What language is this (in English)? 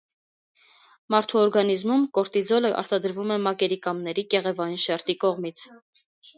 Armenian